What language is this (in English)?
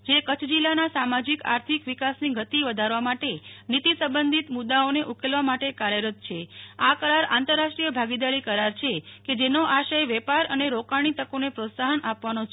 Gujarati